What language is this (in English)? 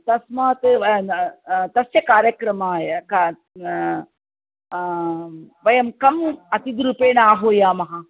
Sanskrit